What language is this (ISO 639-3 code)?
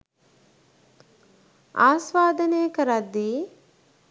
sin